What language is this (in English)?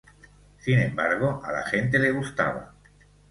Spanish